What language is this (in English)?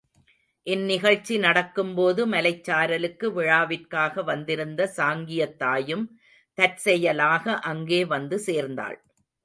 Tamil